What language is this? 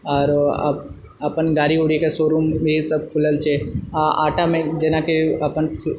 Maithili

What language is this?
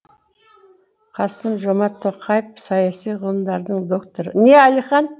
Kazakh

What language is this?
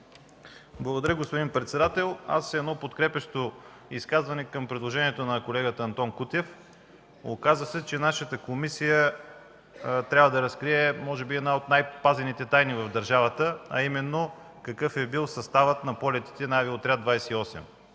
Bulgarian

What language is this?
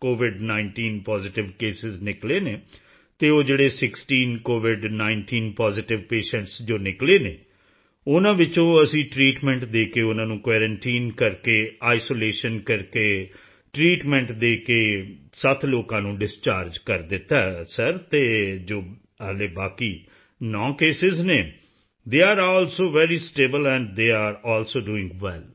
Punjabi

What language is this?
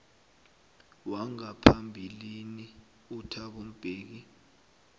South Ndebele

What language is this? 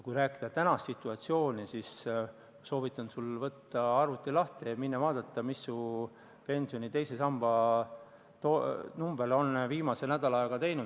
Estonian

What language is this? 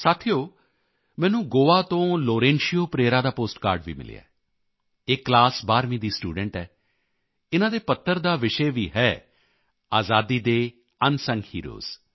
Punjabi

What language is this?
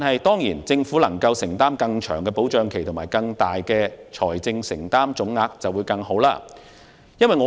Cantonese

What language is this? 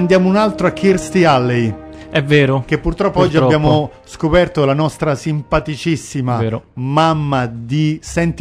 Italian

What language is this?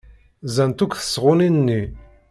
Kabyle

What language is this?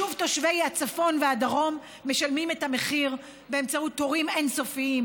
Hebrew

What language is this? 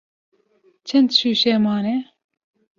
Kurdish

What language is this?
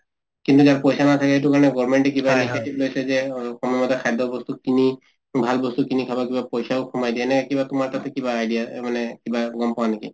Assamese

